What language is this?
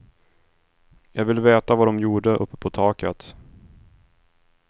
Swedish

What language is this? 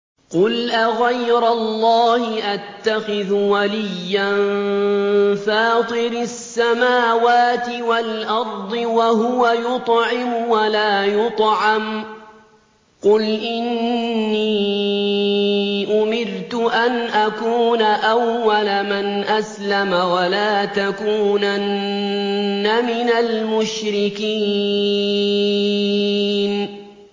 Arabic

